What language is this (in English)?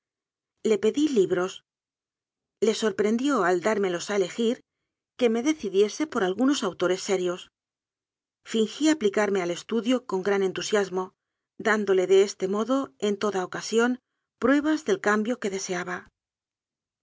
Spanish